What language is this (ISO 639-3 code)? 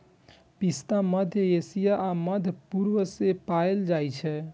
mai